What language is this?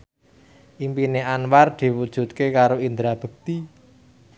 Javanese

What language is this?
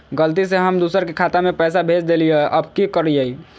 Magahi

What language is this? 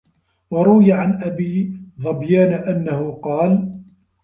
Arabic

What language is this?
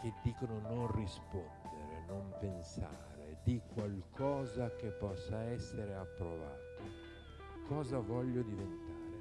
Italian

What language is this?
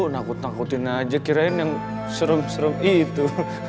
Indonesian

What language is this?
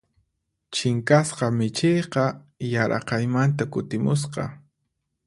Puno Quechua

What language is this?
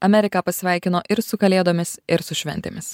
Lithuanian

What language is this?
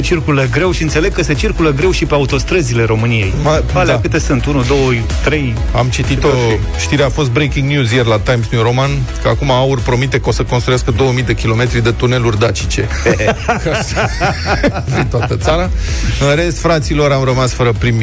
Romanian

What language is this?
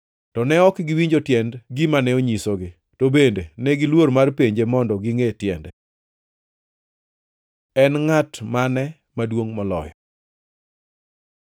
Luo (Kenya and Tanzania)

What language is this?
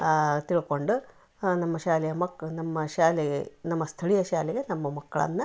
Kannada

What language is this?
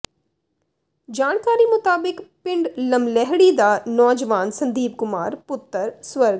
Punjabi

